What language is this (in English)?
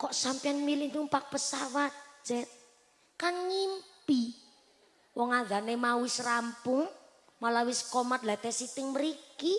Indonesian